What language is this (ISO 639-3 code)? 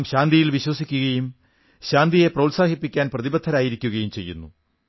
mal